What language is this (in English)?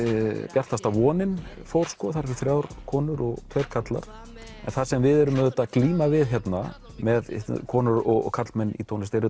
Icelandic